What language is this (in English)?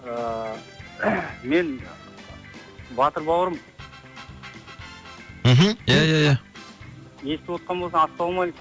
Kazakh